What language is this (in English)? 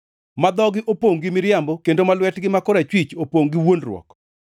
Luo (Kenya and Tanzania)